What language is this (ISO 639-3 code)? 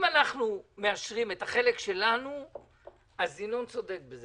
heb